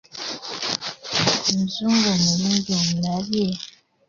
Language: Ganda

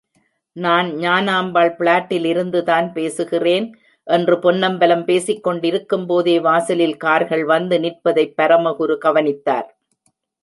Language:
Tamil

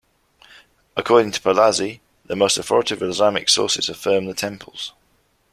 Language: English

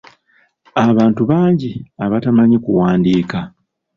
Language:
Ganda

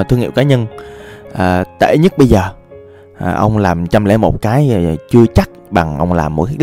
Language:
Vietnamese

